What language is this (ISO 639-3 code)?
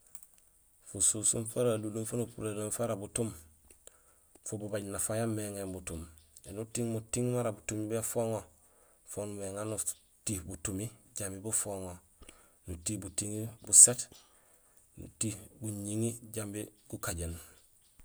gsl